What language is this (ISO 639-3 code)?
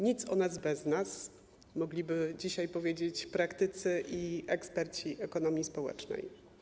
pol